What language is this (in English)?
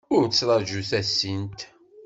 Kabyle